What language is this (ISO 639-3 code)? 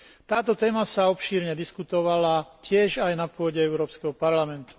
slk